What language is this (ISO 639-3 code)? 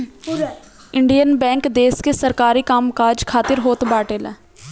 bho